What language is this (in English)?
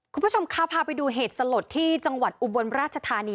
Thai